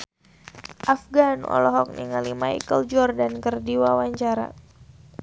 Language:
Sundanese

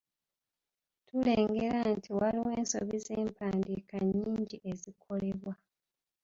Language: Ganda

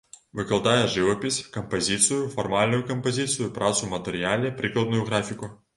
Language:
Belarusian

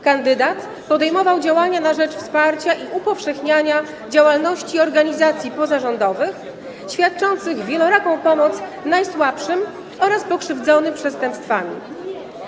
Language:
Polish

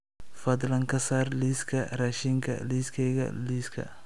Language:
Somali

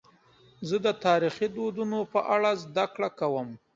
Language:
Pashto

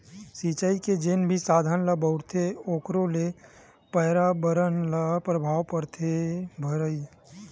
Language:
Chhattisgarhi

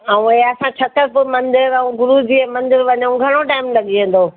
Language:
Sindhi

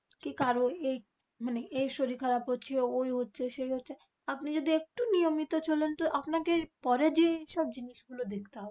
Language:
Bangla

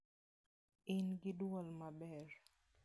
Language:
Luo (Kenya and Tanzania)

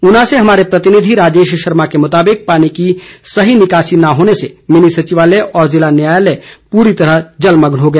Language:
Hindi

